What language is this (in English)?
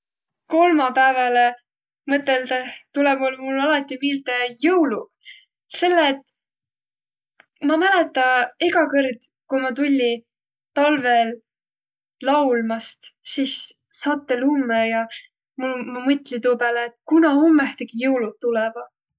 Võro